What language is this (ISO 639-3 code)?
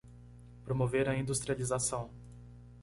por